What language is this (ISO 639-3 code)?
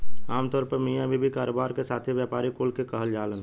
bho